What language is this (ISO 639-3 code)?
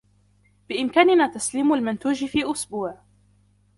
ara